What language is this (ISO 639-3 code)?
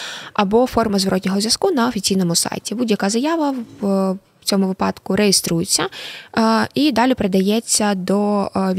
ukr